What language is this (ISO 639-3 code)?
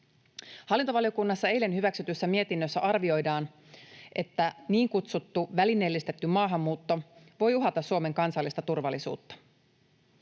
fin